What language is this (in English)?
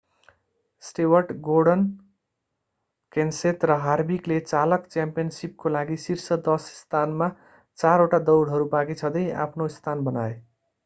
Nepali